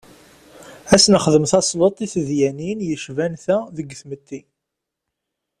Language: Kabyle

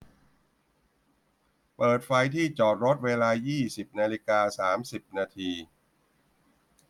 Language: Thai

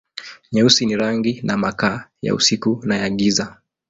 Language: Swahili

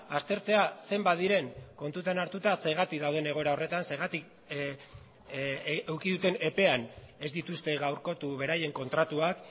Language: Basque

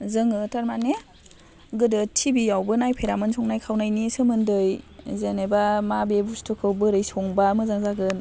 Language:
Bodo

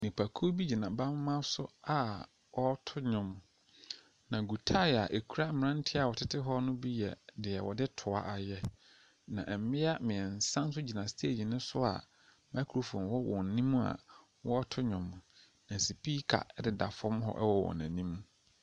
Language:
Akan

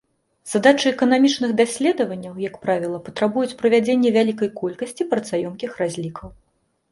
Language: Belarusian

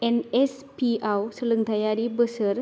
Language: Bodo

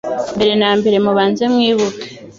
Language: Kinyarwanda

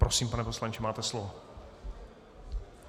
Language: Czech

